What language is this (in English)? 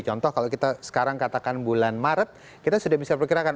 Indonesian